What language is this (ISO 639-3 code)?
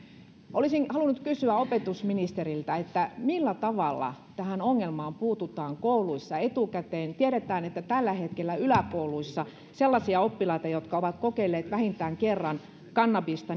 fin